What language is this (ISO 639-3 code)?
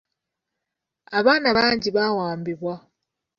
lug